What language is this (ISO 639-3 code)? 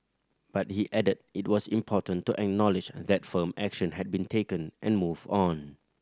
eng